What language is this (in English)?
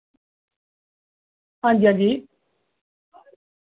Dogri